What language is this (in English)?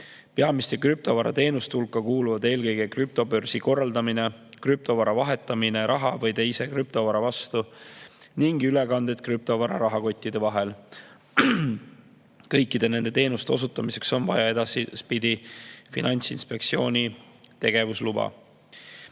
Estonian